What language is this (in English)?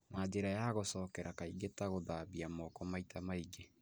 Kikuyu